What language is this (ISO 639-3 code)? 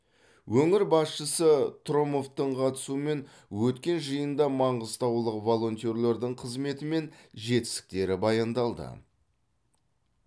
kaz